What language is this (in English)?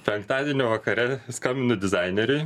Lithuanian